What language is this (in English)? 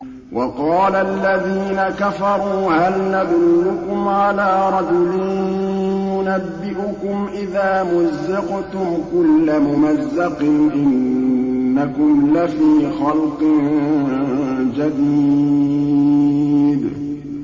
Arabic